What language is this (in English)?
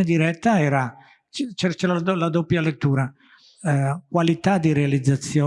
Italian